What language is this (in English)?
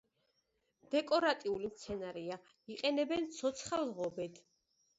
Georgian